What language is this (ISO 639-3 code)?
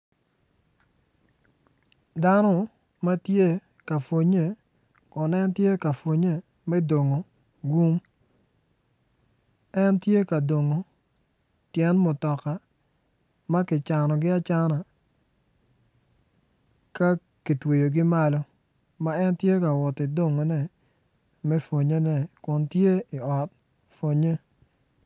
ach